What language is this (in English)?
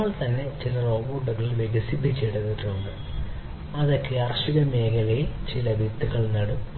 Malayalam